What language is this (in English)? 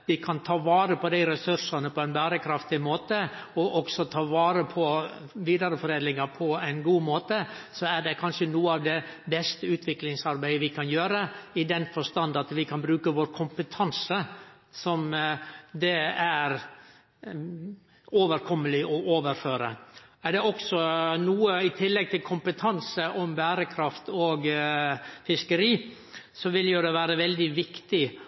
Norwegian Nynorsk